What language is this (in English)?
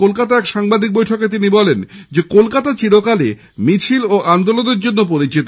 Bangla